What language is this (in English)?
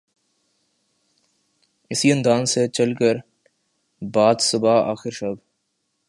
Urdu